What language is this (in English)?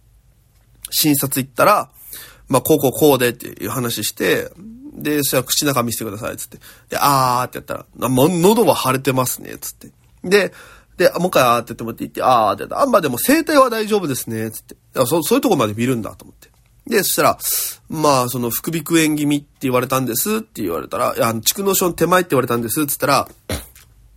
Japanese